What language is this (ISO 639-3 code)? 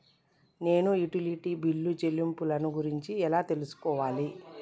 tel